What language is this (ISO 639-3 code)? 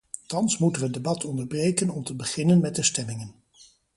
nld